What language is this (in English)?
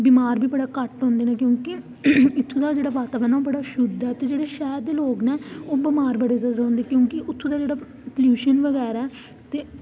Dogri